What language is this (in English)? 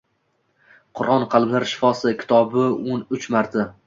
Uzbek